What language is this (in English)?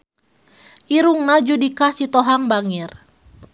Sundanese